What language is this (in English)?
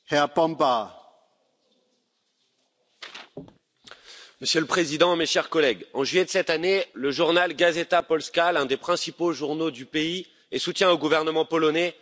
French